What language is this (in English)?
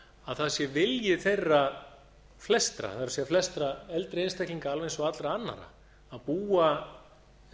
Icelandic